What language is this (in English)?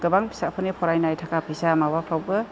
Bodo